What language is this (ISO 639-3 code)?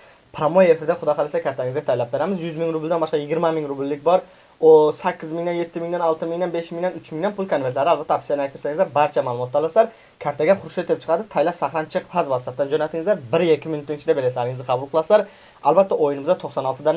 tur